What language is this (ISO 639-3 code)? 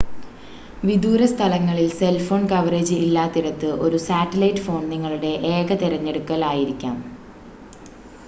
mal